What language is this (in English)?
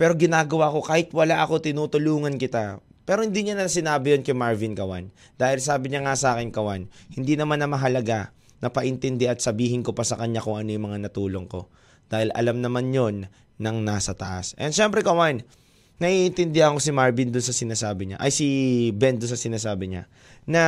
Filipino